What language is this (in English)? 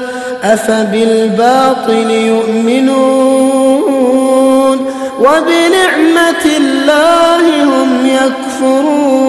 Arabic